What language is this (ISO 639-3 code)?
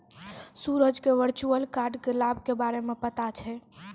mai